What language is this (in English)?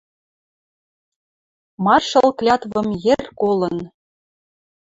Western Mari